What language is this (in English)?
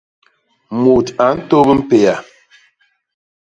Basaa